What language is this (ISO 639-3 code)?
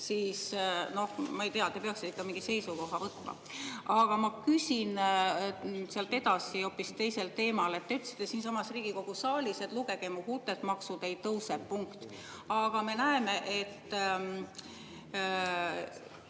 est